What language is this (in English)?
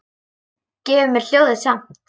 Icelandic